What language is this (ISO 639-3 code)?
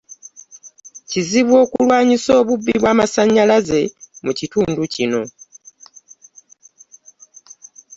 lug